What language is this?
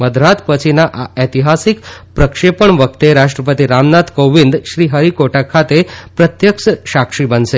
Gujarati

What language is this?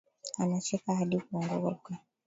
Swahili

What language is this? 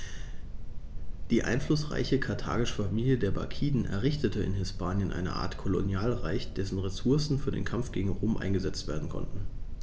German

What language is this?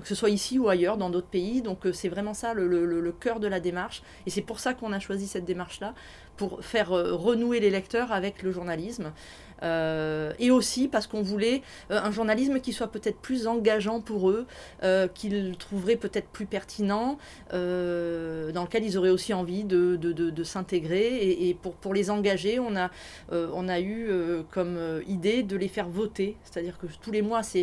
French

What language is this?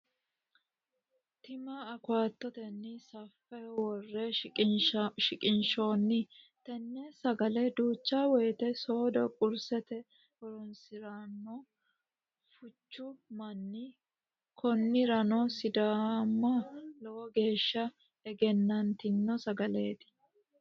Sidamo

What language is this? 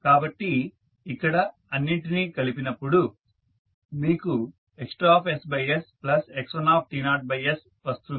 Telugu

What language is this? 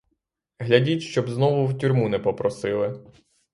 Ukrainian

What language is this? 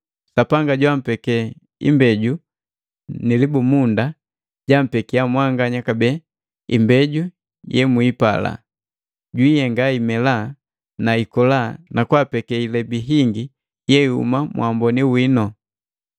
Matengo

